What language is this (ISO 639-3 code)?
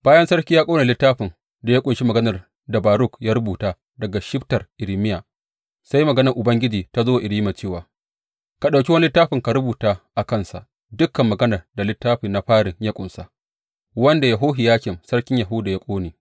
hau